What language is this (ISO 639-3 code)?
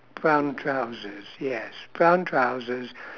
eng